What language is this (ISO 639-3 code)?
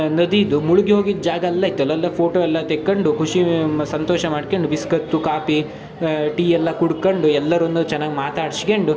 kan